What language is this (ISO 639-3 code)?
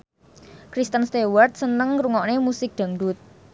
jav